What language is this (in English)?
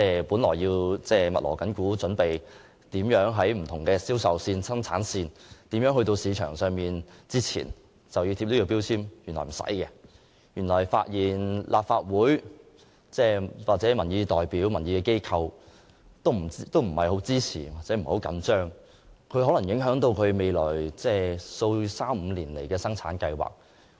Cantonese